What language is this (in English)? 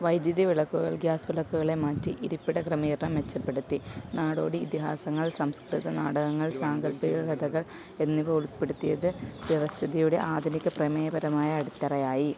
Malayalam